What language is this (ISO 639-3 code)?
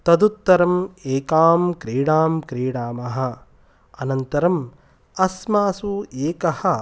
san